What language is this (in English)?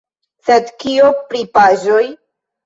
Esperanto